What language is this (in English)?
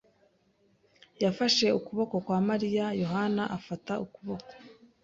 Kinyarwanda